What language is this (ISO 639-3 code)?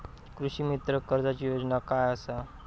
mar